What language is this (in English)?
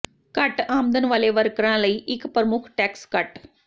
Punjabi